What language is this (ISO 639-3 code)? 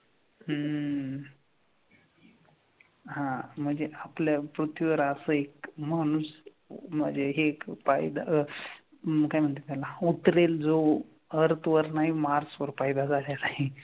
mar